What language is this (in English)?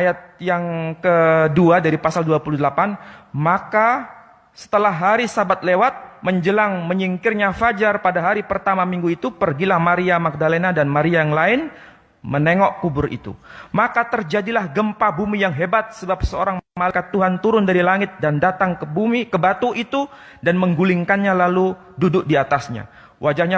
Indonesian